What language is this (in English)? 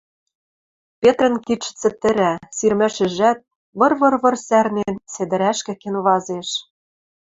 Western Mari